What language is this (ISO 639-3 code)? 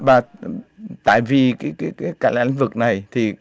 vie